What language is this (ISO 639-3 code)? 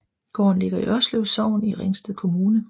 dan